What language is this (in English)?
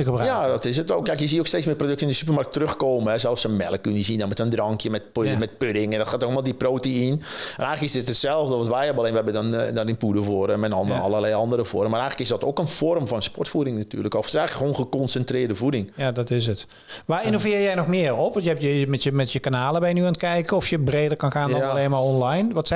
Dutch